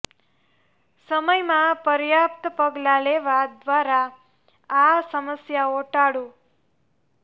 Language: Gujarati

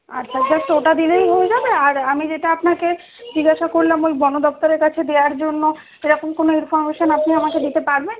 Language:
Bangla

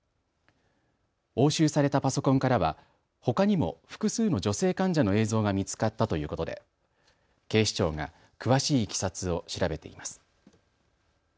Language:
Japanese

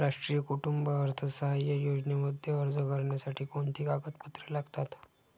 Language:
Marathi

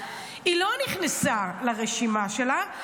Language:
Hebrew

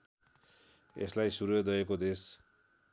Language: Nepali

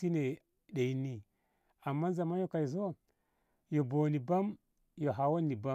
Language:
Ngamo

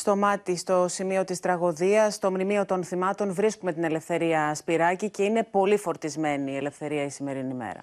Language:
Greek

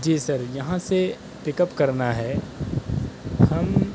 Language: Urdu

